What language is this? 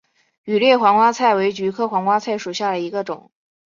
Chinese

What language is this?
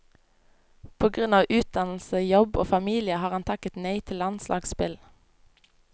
Norwegian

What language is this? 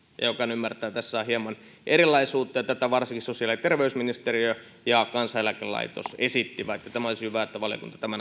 Finnish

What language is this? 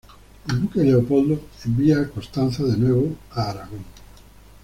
Spanish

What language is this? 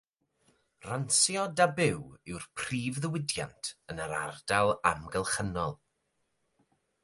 Welsh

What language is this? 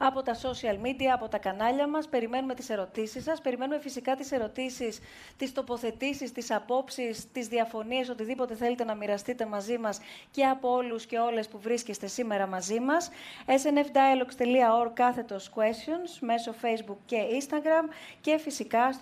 Greek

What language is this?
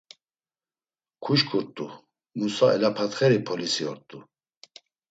Laz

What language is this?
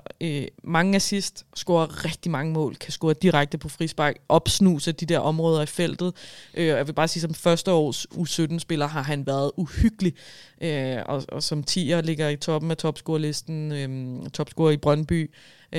Danish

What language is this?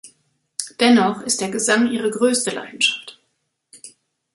German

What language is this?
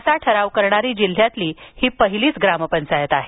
Marathi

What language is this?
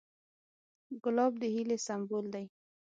Pashto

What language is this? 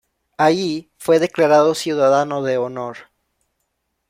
Spanish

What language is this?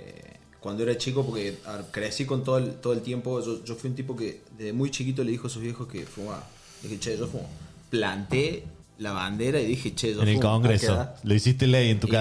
Spanish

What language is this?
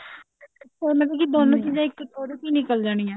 Punjabi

